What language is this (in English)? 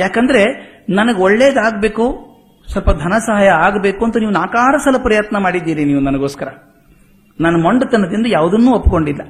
Kannada